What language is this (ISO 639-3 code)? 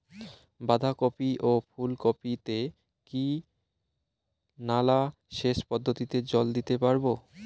ben